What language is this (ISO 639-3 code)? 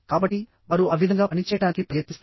tel